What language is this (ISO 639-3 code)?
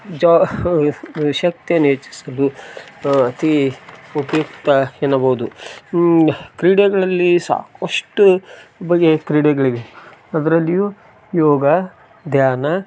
kan